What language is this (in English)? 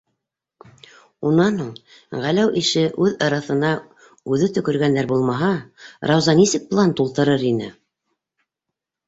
Bashkir